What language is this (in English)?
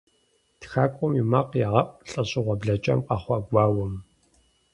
Kabardian